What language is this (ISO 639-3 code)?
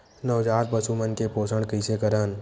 hne